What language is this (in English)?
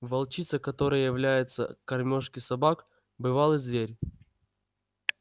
Russian